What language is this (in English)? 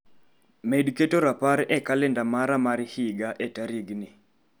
Luo (Kenya and Tanzania)